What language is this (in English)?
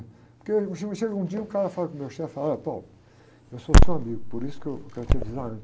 Portuguese